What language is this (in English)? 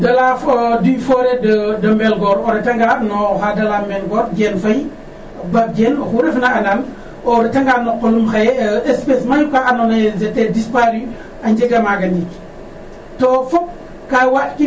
Serer